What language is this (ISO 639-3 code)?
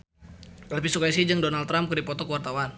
sun